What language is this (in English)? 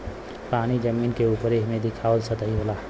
Bhojpuri